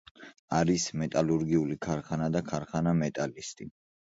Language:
Georgian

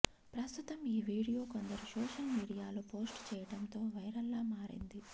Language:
Telugu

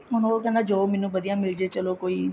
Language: Punjabi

